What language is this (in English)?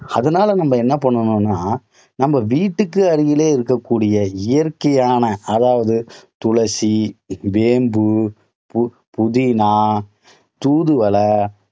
Tamil